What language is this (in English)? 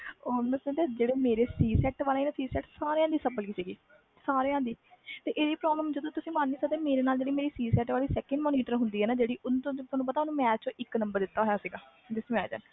Punjabi